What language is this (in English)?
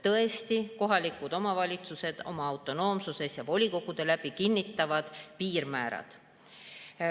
Estonian